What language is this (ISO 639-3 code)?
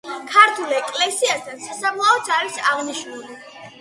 kat